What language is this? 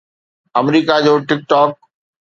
Sindhi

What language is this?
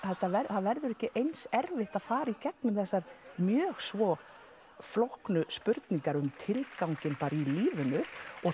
Icelandic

